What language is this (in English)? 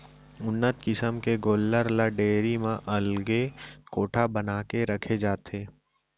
Chhattisgarhi